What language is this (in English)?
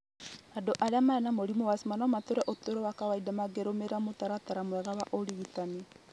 Kikuyu